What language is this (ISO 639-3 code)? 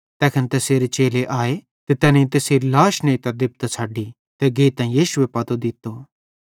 bhd